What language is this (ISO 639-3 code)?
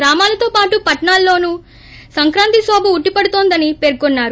tel